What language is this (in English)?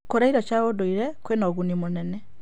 Kikuyu